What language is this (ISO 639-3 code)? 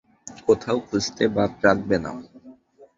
ben